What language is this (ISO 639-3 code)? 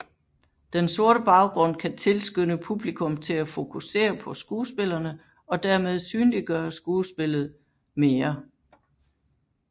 dan